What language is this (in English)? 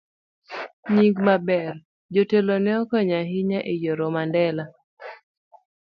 Luo (Kenya and Tanzania)